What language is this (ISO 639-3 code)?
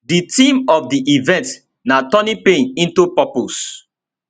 pcm